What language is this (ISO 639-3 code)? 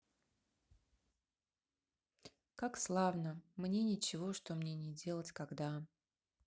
rus